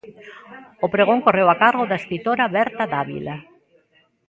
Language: Galician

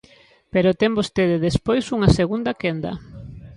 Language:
Galician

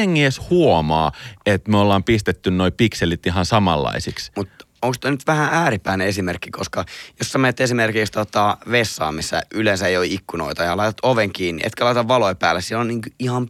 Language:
Finnish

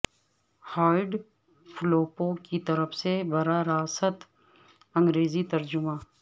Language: Urdu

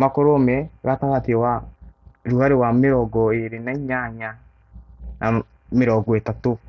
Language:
Kikuyu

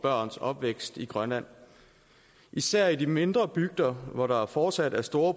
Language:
Danish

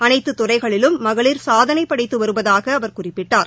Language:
Tamil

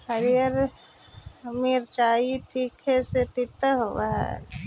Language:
Magahi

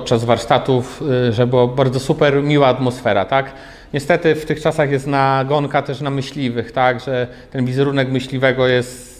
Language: Polish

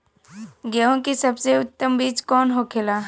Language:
Bhojpuri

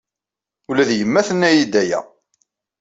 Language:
Kabyle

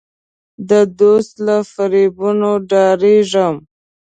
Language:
Pashto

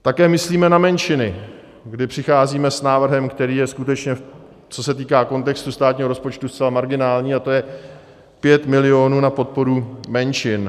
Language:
Czech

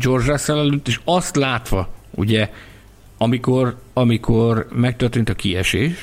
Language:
Hungarian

